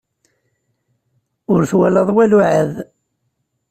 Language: Kabyle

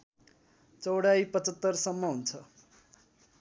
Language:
Nepali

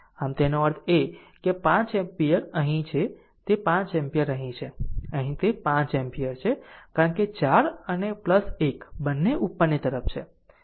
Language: Gujarati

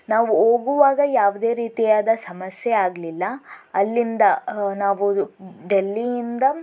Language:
Kannada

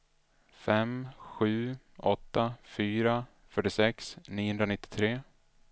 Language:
Swedish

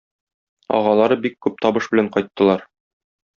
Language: Tatar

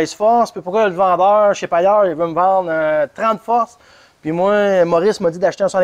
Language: French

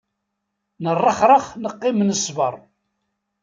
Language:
Kabyle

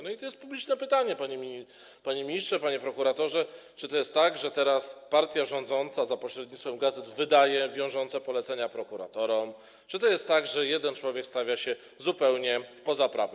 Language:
Polish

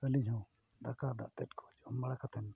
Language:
Santali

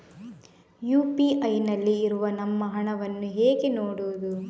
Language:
Kannada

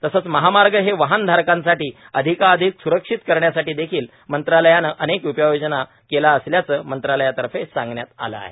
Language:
Marathi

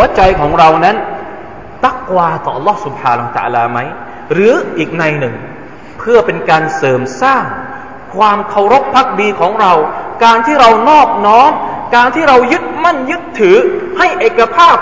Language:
Thai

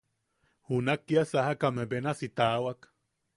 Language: Yaqui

